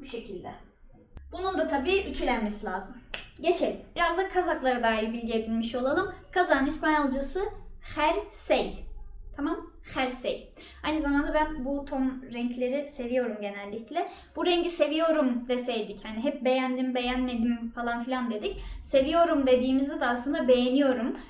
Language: Turkish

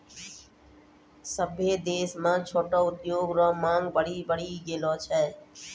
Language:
Maithili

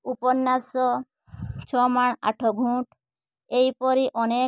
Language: Odia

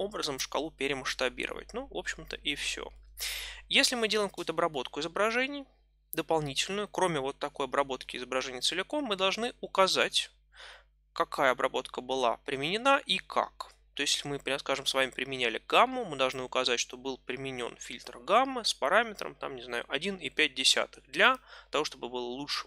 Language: Russian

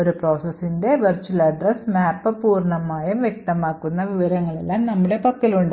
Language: Malayalam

